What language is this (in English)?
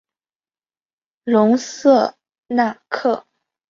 Chinese